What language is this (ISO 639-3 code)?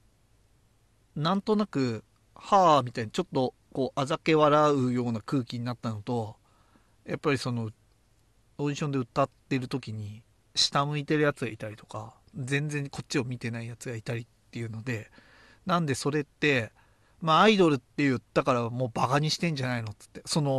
jpn